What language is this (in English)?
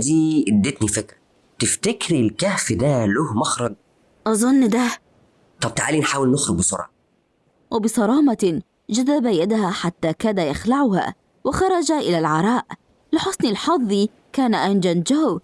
Arabic